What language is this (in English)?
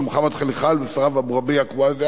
Hebrew